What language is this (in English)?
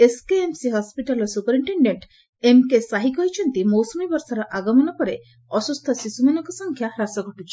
Odia